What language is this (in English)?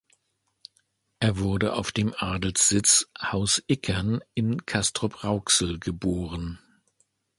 German